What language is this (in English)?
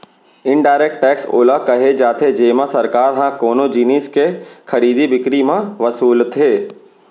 Chhattisgarhi